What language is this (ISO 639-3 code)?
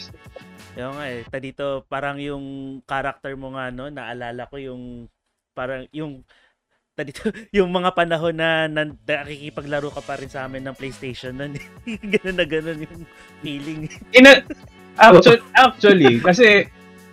fil